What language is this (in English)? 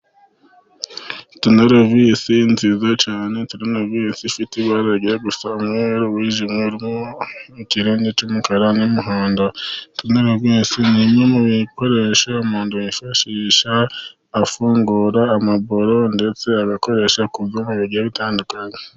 Kinyarwanda